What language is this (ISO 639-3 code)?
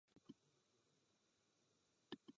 ces